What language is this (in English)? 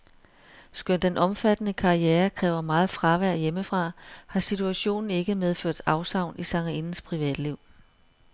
Danish